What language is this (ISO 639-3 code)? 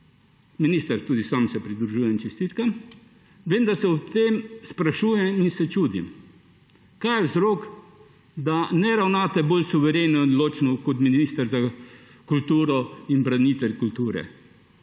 slv